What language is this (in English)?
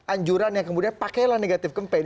Indonesian